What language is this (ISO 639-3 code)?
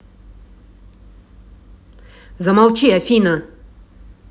rus